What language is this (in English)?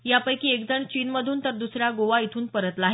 Marathi